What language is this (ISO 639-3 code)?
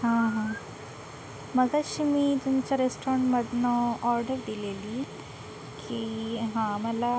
mar